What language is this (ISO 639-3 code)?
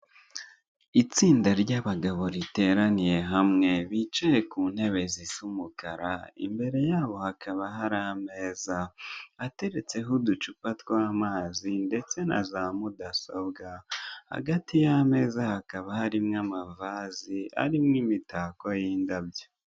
kin